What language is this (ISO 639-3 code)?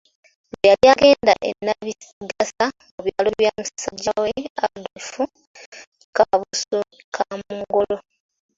lug